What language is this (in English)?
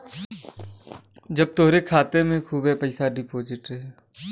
Bhojpuri